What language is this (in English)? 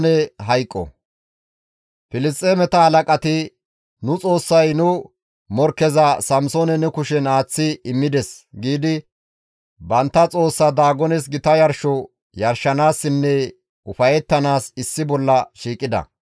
Gamo